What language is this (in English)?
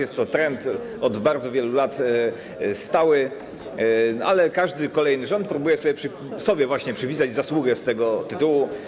Polish